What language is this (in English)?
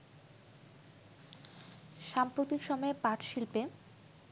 Bangla